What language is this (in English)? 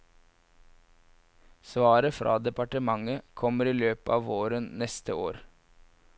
Norwegian